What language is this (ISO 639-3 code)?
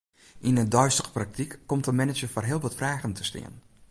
fry